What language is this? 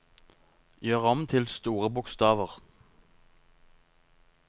Norwegian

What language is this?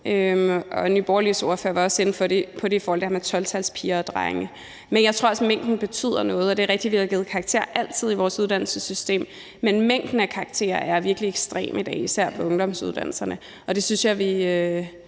Danish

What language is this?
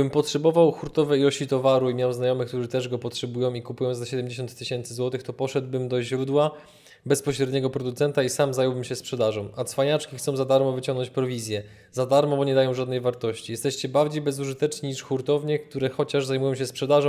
Polish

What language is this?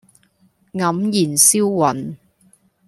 Cantonese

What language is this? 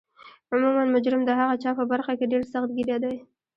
Pashto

